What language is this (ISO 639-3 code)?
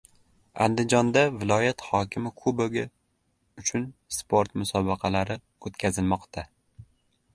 uzb